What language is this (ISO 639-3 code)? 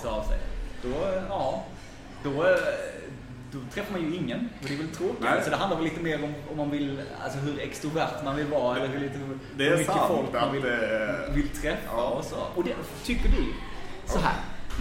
swe